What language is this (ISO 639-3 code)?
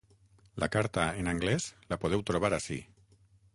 cat